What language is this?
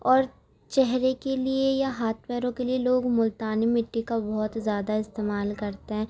Urdu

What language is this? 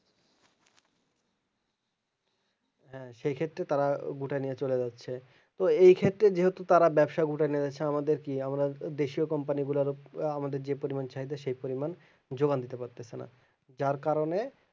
Bangla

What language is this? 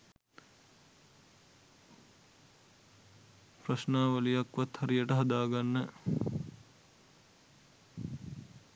Sinhala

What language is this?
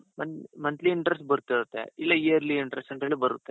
Kannada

